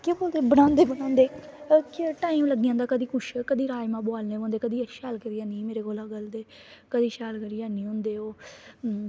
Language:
Dogri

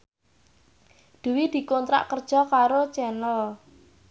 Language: Javanese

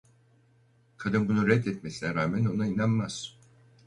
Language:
Turkish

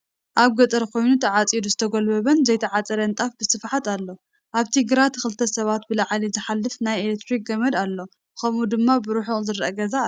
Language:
Tigrinya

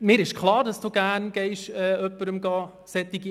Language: Swiss German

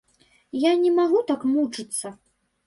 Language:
Belarusian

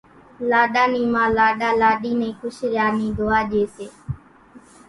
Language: Kachi Koli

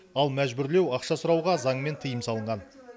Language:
Kazakh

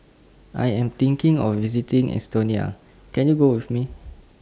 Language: English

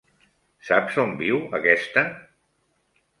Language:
Catalan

